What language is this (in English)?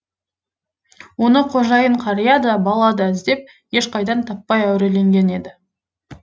Kazakh